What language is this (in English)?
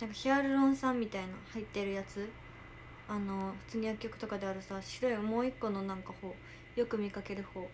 Japanese